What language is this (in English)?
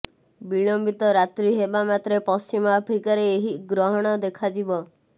Odia